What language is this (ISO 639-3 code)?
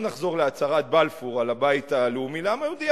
heb